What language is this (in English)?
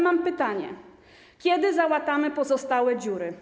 Polish